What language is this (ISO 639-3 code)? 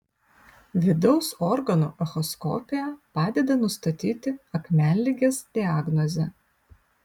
lit